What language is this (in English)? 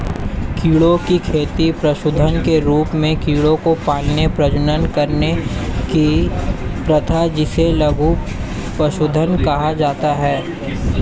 Hindi